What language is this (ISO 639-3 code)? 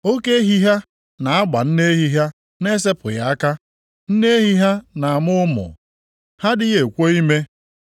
ibo